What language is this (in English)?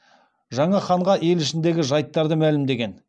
Kazakh